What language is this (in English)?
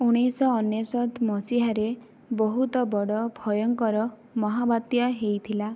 Odia